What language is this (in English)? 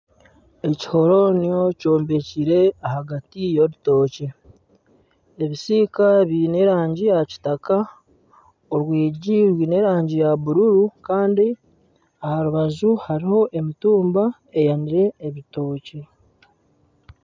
Nyankole